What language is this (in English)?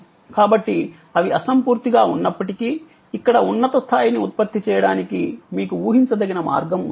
Telugu